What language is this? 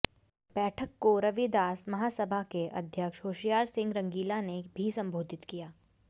Hindi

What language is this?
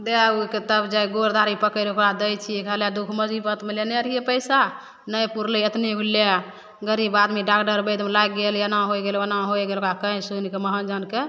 Maithili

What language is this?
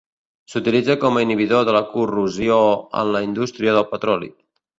Catalan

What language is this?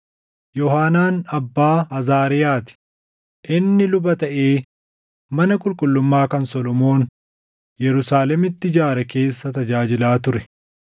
Oromo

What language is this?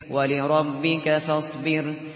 Arabic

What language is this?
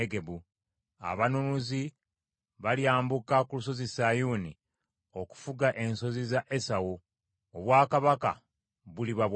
Ganda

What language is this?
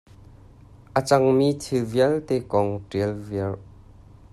Hakha Chin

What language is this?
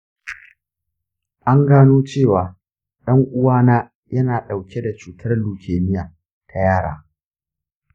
Hausa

